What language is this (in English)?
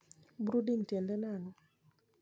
Luo (Kenya and Tanzania)